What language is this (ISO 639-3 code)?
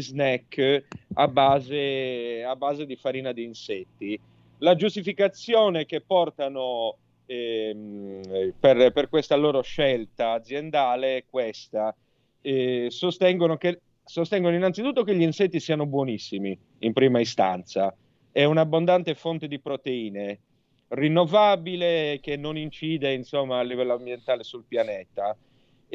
ita